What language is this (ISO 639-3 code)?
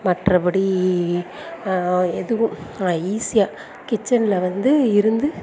tam